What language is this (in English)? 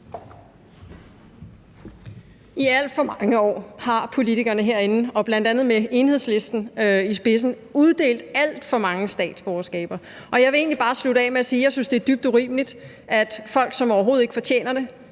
Danish